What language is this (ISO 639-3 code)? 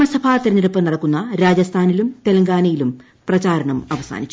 mal